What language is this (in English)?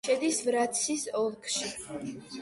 Georgian